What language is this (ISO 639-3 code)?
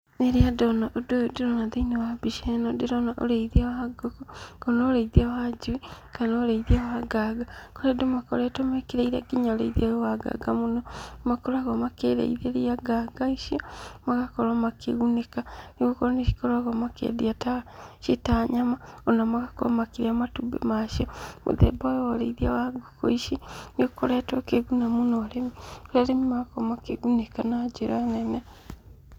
kik